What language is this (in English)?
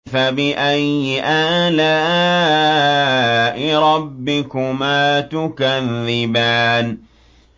Arabic